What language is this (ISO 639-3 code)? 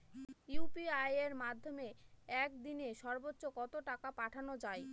ben